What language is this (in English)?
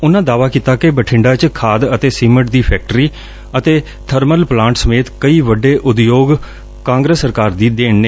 Punjabi